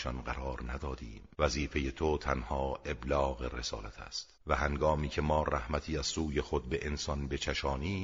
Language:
Persian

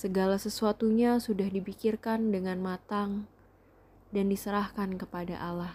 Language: Indonesian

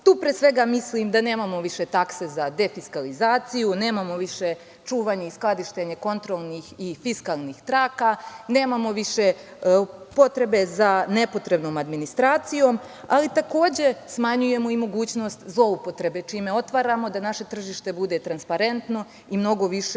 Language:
Serbian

